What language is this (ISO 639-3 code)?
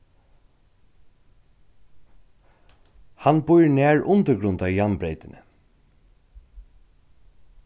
fao